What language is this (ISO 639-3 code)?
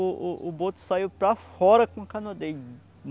por